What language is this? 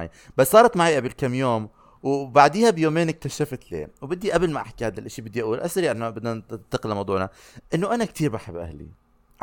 Arabic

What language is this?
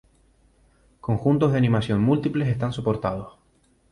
Spanish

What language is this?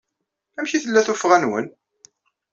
Kabyle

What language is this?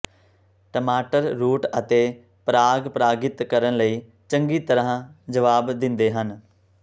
Punjabi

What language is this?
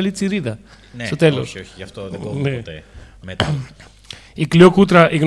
Greek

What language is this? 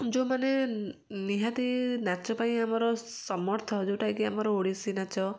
Odia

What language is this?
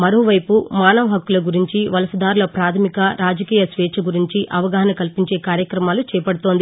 Telugu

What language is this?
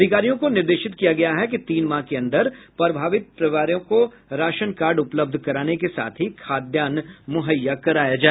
Hindi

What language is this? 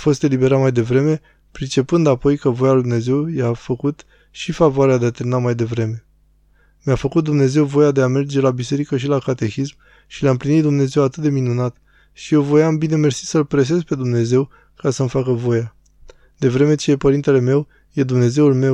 Romanian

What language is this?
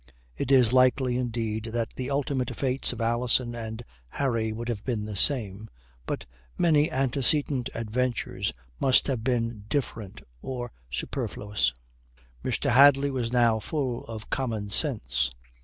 English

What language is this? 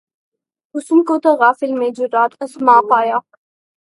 Urdu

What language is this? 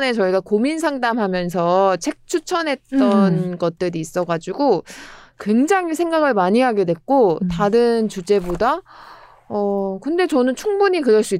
Korean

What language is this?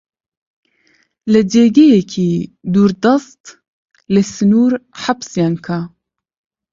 Central Kurdish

